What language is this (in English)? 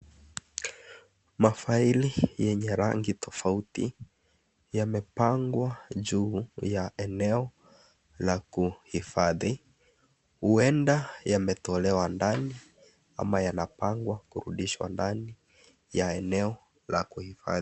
Swahili